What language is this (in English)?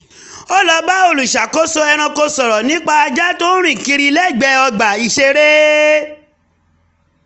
Yoruba